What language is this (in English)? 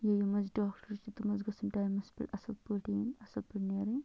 Kashmiri